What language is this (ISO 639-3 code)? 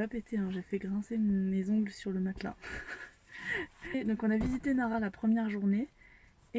fra